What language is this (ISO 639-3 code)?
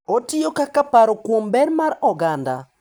luo